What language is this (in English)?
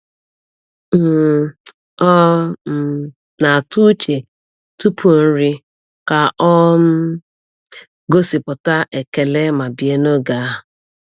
Igbo